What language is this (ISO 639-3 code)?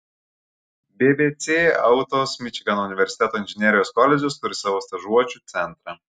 lit